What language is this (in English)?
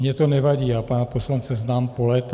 Czech